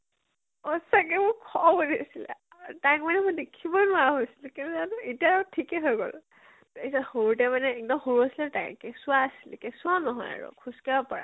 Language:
Assamese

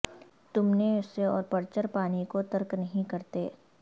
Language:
Urdu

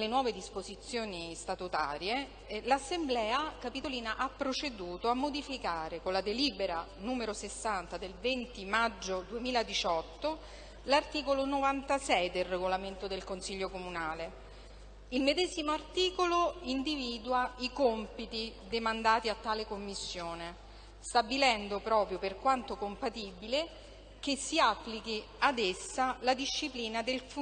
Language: Italian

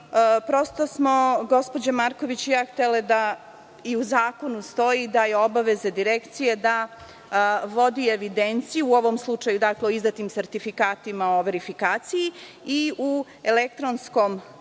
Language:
Serbian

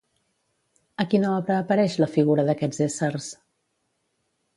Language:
Catalan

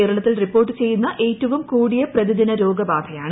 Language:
Malayalam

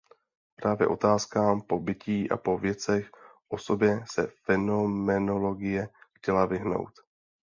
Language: Czech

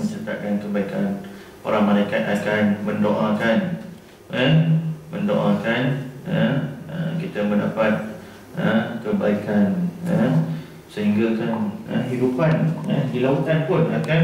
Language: Malay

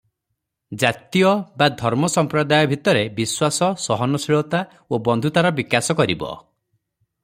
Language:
Odia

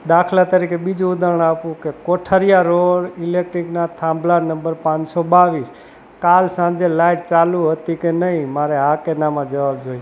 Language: Gujarati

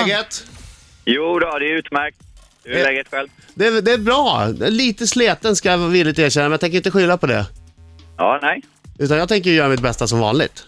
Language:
Swedish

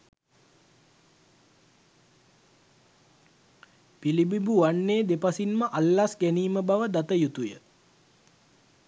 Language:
Sinhala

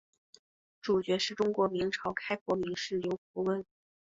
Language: Chinese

